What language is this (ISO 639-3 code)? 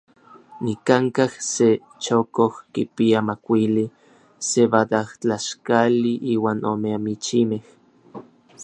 nlv